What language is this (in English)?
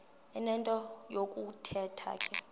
Xhosa